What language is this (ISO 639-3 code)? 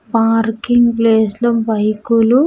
tel